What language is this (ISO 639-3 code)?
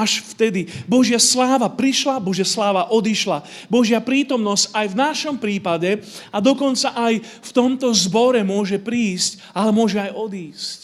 slk